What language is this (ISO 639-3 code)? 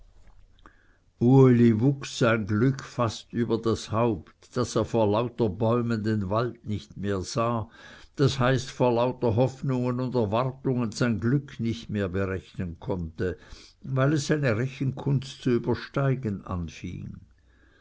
deu